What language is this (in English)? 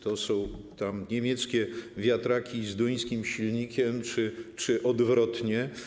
Polish